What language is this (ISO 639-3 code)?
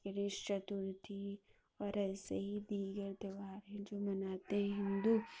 urd